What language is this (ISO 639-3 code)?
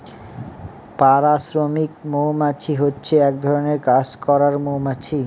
ben